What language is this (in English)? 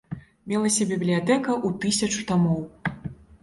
Belarusian